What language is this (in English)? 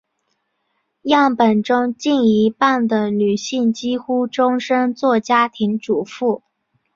Chinese